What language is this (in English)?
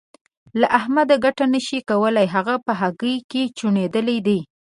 Pashto